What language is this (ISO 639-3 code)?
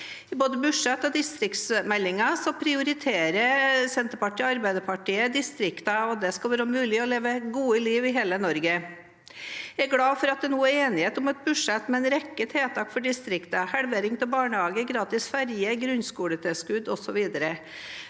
nor